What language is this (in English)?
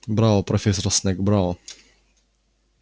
Russian